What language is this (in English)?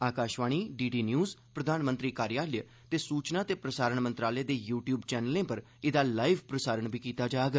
Dogri